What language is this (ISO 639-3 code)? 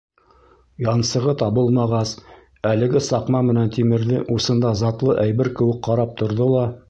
bak